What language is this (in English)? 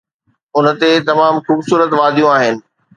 Sindhi